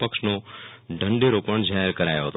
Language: Gujarati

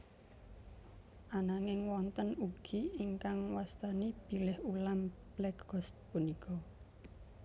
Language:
Javanese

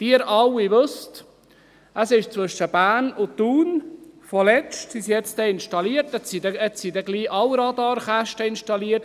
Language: Swiss German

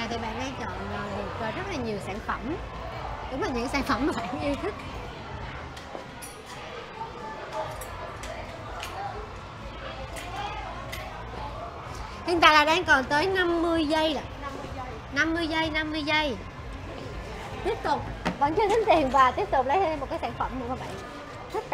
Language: Vietnamese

